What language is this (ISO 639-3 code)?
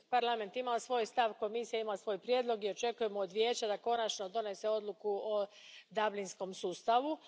hrv